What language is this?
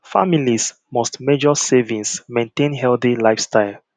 Nigerian Pidgin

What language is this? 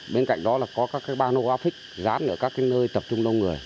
Vietnamese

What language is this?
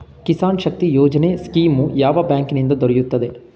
Kannada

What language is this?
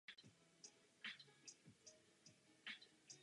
Czech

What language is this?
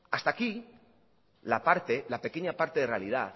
Spanish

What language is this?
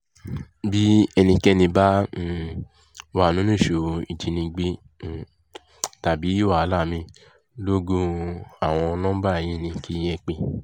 Yoruba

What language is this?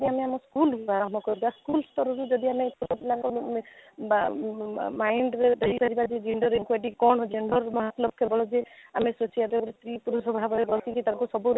Odia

